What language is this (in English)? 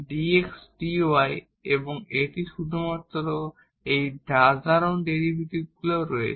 Bangla